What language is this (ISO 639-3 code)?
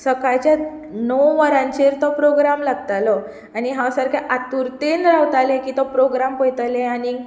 kok